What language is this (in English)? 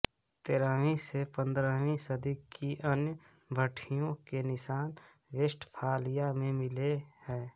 Hindi